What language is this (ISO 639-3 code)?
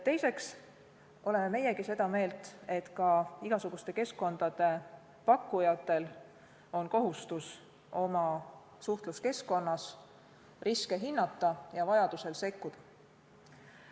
est